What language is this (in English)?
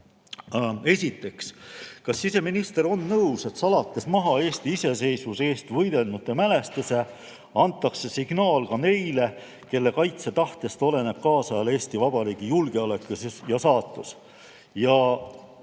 Estonian